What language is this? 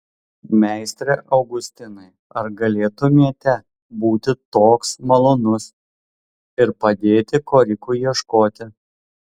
Lithuanian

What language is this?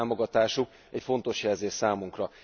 Hungarian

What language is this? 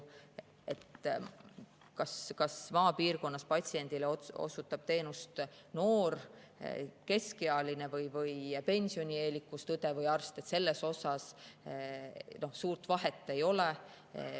Estonian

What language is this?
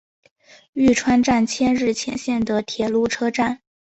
Chinese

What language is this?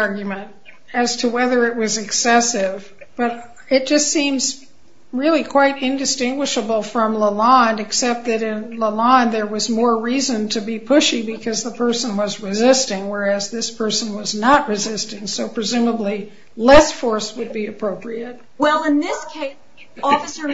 English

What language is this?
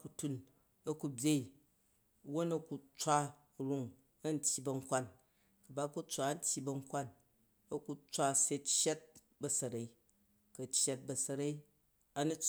Jju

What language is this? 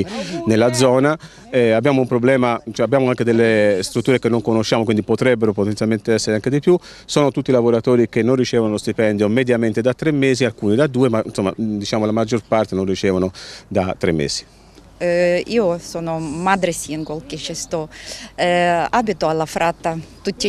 Italian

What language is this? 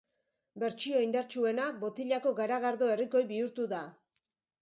Basque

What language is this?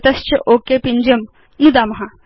Sanskrit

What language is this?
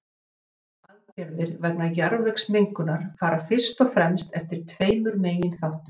Icelandic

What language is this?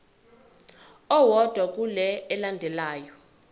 Zulu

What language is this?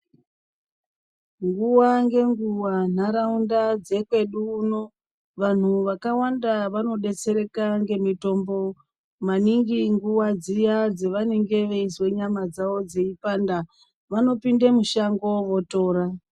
Ndau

